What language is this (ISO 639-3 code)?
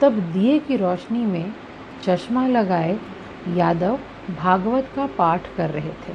hin